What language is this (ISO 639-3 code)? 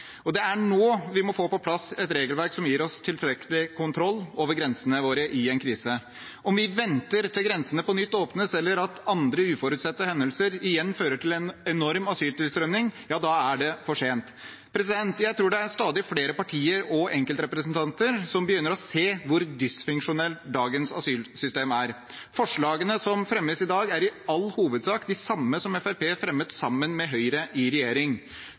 nob